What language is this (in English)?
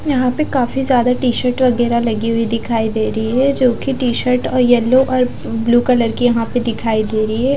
Hindi